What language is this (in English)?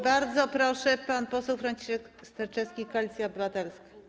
Polish